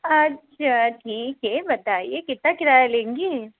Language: Hindi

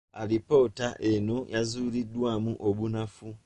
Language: Ganda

